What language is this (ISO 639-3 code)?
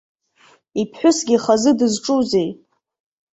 abk